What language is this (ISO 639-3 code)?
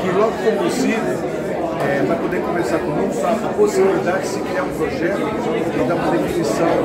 por